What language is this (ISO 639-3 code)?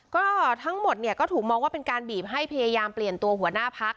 tha